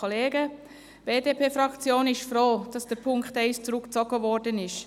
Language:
Swiss German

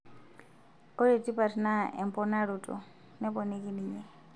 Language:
Masai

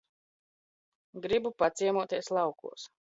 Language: Latvian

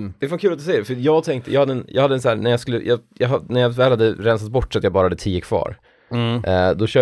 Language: Swedish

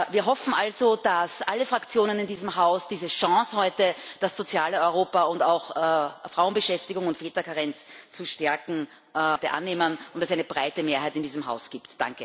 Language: German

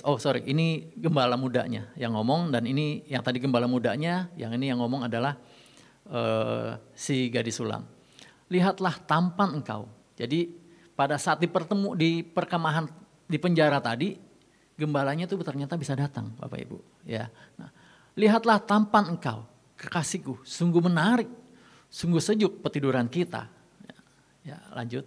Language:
Indonesian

